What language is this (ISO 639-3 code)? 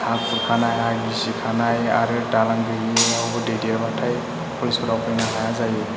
brx